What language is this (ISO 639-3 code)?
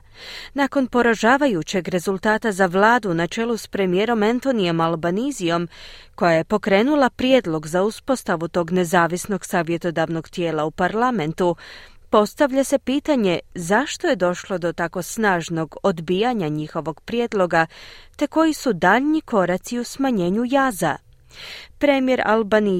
hrv